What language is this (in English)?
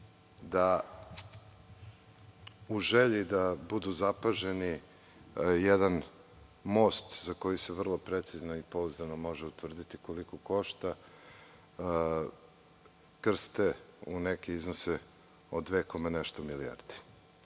Serbian